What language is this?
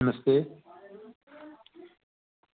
Dogri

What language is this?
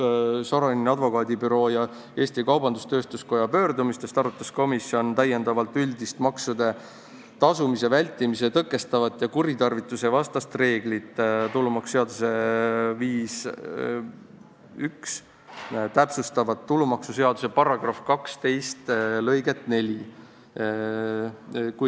Estonian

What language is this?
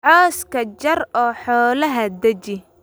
Somali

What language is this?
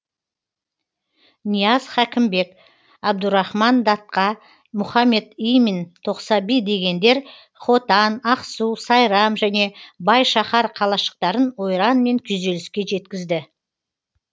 Kazakh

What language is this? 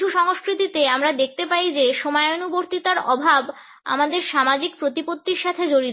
Bangla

